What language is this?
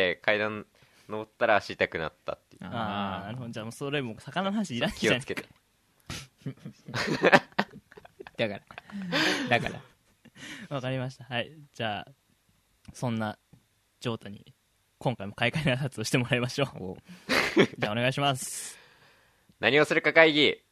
Japanese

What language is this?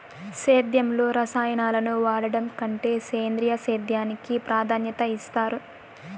Telugu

